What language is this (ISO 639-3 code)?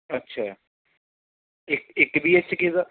pan